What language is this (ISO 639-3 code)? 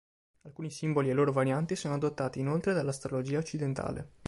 ita